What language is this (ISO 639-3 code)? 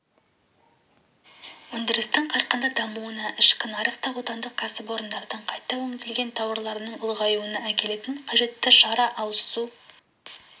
kaz